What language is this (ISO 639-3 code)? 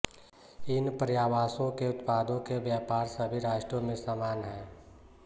hin